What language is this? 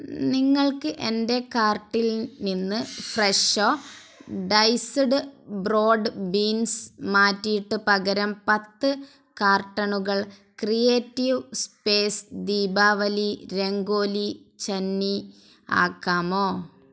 Malayalam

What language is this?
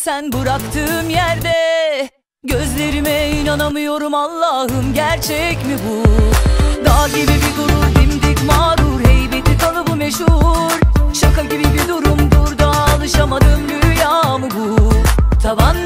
Turkish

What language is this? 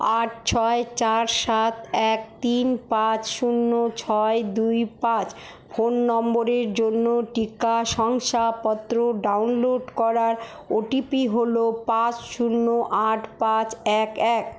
Bangla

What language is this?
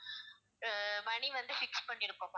Tamil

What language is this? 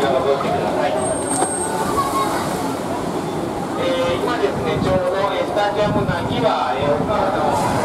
Japanese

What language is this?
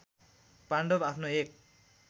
Nepali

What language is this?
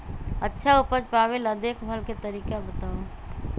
Magahi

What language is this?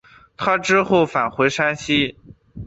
Chinese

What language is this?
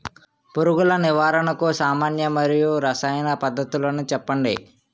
Telugu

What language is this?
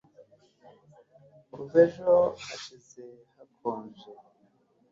Kinyarwanda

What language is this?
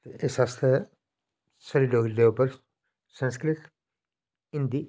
Dogri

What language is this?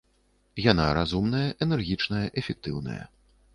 Belarusian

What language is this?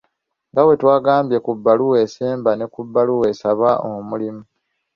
Ganda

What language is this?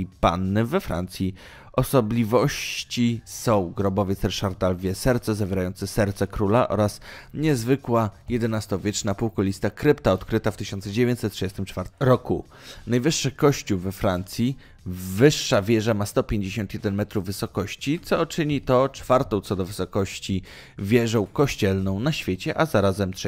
Polish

